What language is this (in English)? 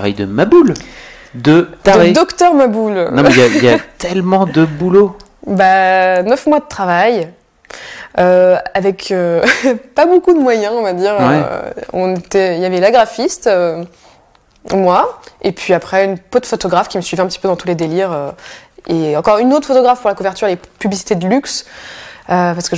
French